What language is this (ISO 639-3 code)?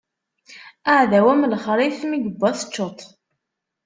kab